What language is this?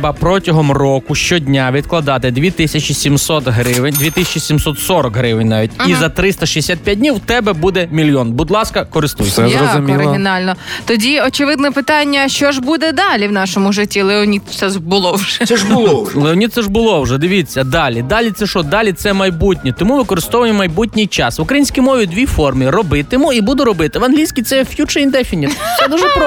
Ukrainian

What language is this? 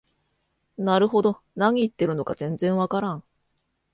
Japanese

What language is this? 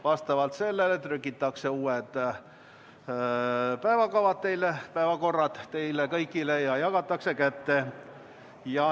Estonian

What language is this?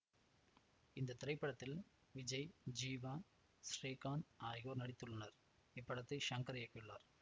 Tamil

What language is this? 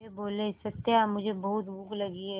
Hindi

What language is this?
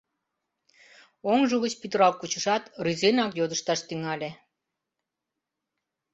Mari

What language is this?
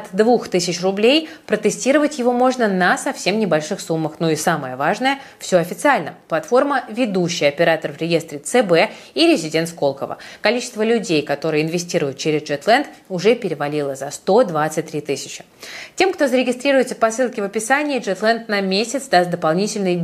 Russian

